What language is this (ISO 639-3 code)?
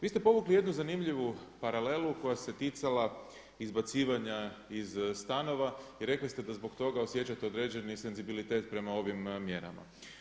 hrv